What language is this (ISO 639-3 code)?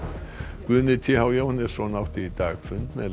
isl